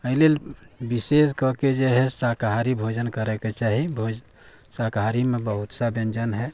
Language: Maithili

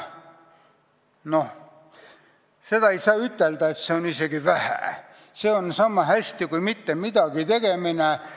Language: Estonian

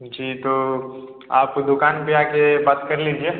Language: Hindi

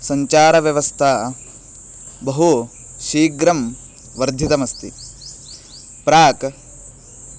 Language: Sanskrit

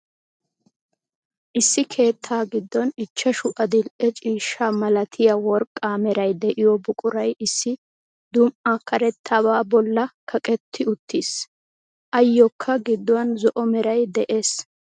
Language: Wolaytta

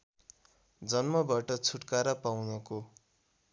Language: Nepali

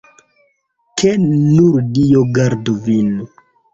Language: Esperanto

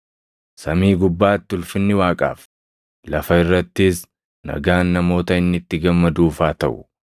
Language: Oromo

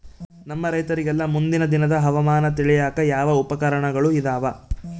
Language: Kannada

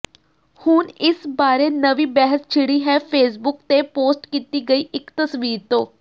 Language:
Punjabi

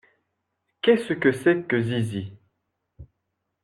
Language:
French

